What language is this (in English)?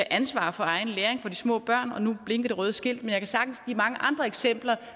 Danish